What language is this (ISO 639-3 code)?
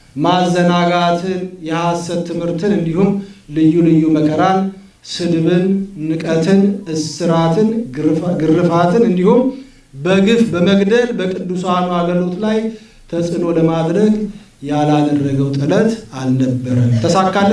amh